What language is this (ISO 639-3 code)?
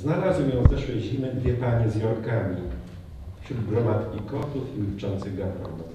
pol